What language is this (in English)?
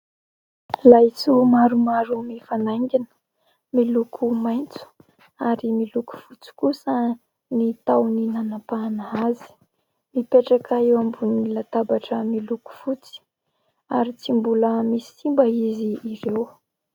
Malagasy